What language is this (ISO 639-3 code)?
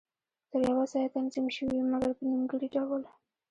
pus